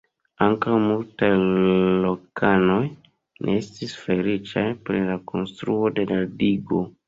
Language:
Esperanto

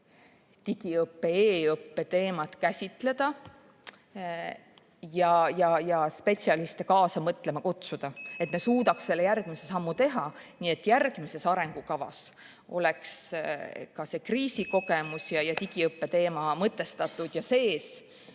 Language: Estonian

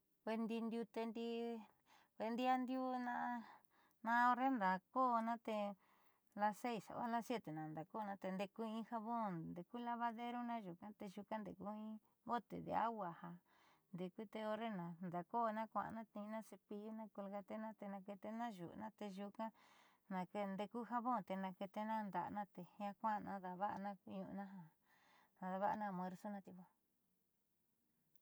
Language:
Southeastern Nochixtlán Mixtec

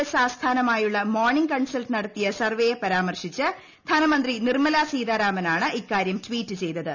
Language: Malayalam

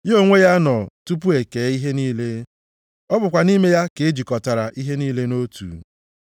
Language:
Igbo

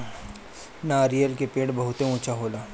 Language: Bhojpuri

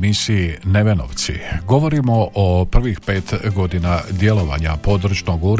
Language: Croatian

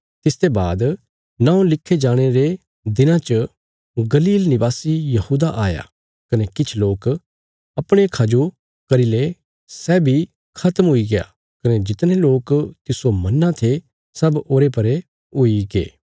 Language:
Bilaspuri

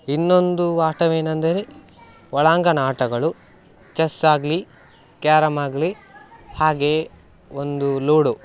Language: Kannada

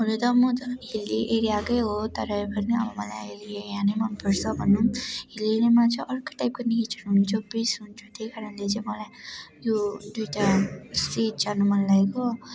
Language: Nepali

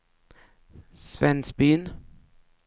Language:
Swedish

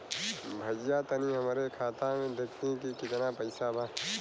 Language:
Bhojpuri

